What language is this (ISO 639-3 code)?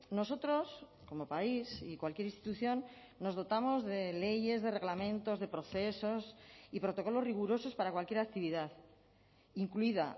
spa